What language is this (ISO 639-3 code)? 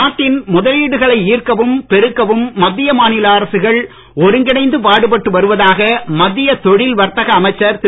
tam